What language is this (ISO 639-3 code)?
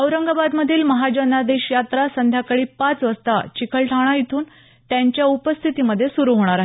mar